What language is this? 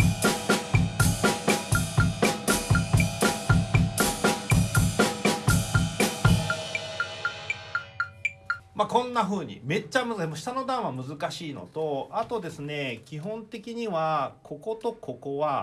Japanese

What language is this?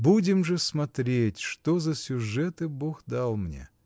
Russian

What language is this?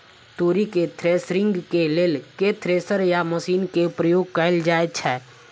Maithili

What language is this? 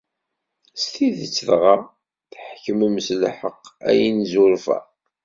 Kabyle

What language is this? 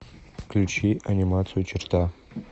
Russian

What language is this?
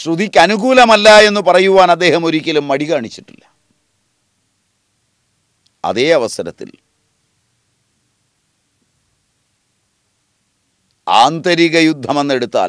Malayalam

